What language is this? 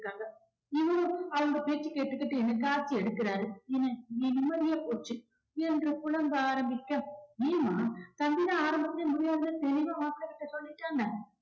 Tamil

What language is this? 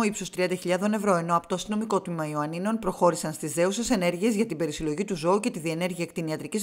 Greek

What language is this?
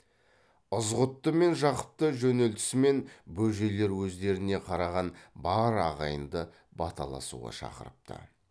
Kazakh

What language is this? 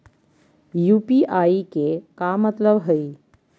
Magahi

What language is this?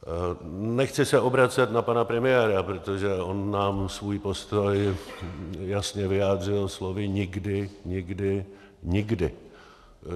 Czech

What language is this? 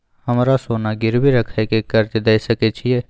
Maithili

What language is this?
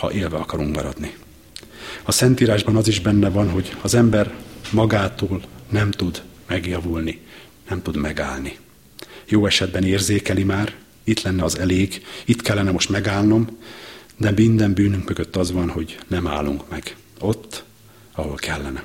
Hungarian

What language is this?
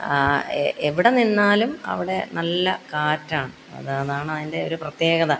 Malayalam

